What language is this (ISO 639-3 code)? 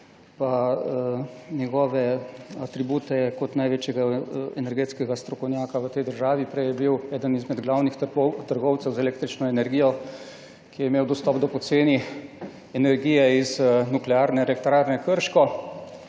slv